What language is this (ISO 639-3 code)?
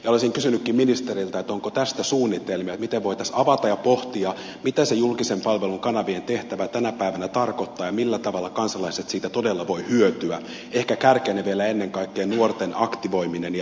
fin